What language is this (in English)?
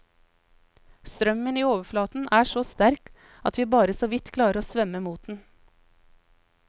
Norwegian